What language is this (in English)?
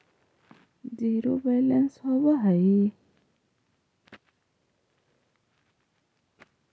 Magahi